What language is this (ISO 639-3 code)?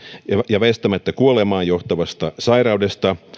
fin